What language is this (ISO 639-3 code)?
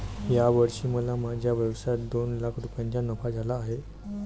mar